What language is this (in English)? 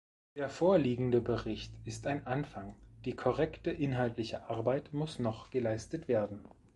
German